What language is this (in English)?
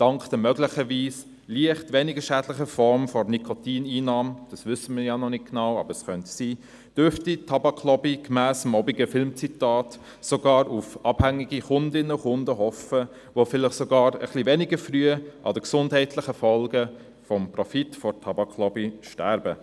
Swiss German